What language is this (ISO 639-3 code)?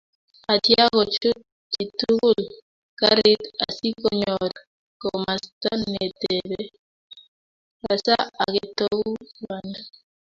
kln